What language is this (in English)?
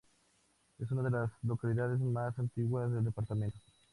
Spanish